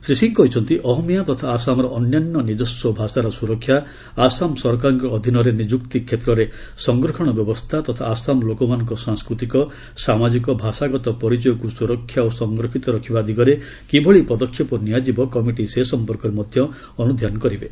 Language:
Odia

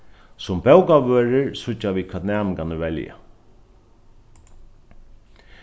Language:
Faroese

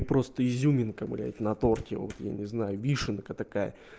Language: Russian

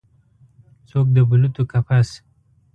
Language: Pashto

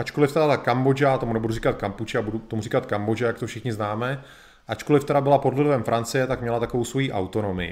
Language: Czech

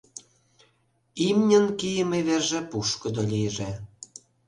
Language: Mari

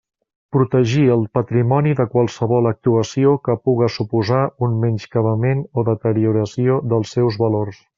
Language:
Catalan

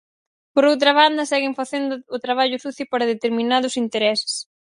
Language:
Galician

